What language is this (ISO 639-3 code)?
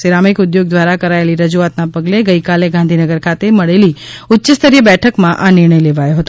guj